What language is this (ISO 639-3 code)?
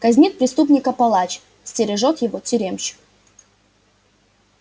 rus